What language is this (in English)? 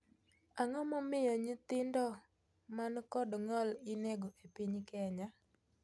Luo (Kenya and Tanzania)